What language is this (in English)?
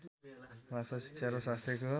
Nepali